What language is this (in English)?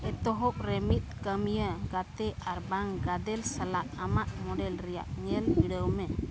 Santali